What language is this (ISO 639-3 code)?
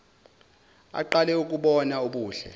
zul